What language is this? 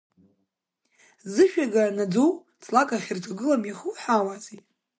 Abkhazian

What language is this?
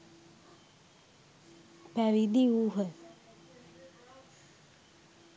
Sinhala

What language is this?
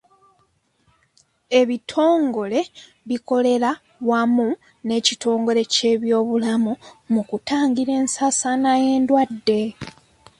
Ganda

